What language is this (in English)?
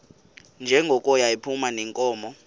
Xhosa